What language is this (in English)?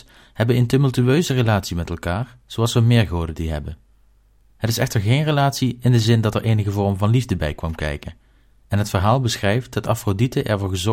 Dutch